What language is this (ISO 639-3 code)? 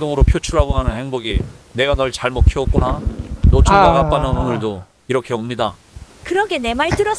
kor